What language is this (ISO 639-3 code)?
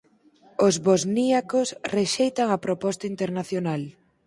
glg